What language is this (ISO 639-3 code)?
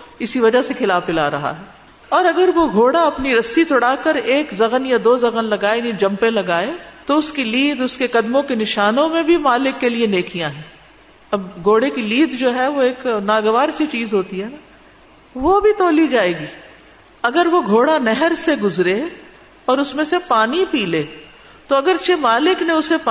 urd